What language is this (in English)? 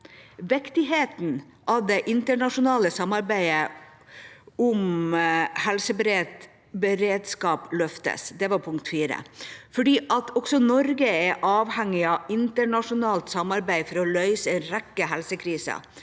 Norwegian